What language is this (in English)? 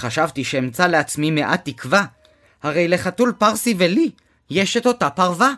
Hebrew